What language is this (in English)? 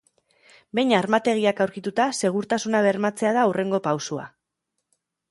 Basque